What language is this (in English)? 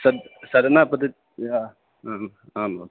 Sanskrit